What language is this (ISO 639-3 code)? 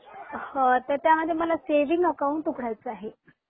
mar